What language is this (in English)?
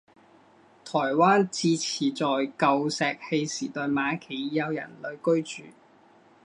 Chinese